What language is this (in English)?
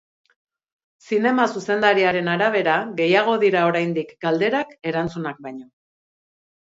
Basque